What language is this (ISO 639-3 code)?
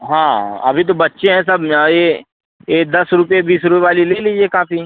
hin